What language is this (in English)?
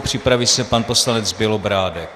Czech